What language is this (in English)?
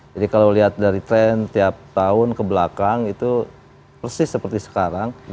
Indonesian